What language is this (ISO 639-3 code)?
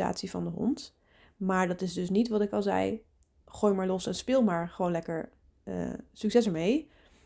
nld